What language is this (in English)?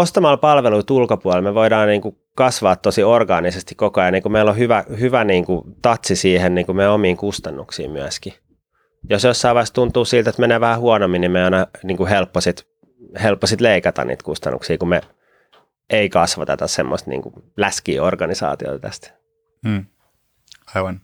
Finnish